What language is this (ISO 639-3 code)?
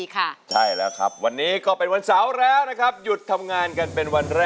tha